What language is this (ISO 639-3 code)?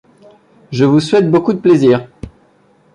fra